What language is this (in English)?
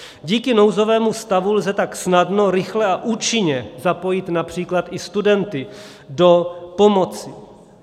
Czech